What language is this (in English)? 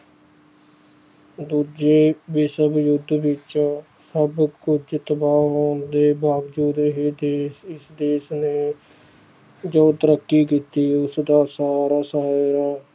Punjabi